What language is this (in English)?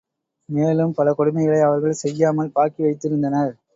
Tamil